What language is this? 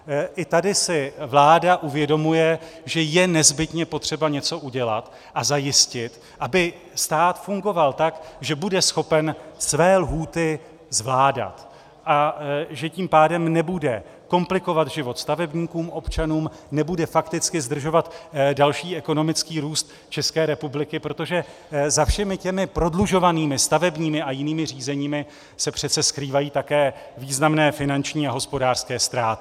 Czech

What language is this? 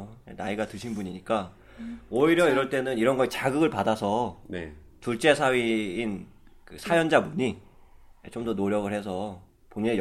Korean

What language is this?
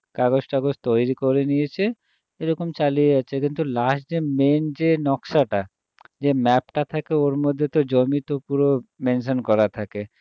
Bangla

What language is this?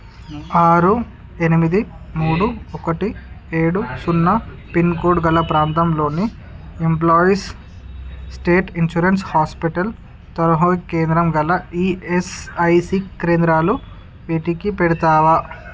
Telugu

